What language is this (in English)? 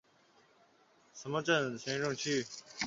Chinese